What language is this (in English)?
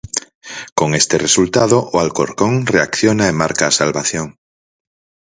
Galician